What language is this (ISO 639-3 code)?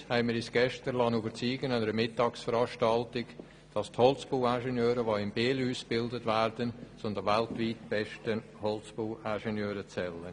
gsw